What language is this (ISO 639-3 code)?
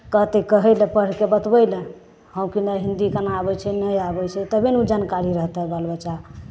mai